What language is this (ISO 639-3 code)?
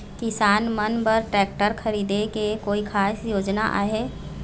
hne